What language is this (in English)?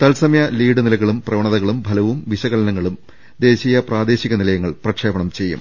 Malayalam